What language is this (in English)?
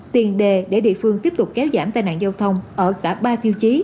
Vietnamese